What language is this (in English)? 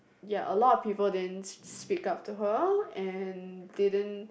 English